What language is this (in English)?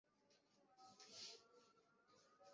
Bangla